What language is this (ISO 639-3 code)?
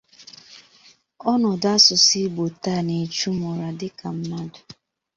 ibo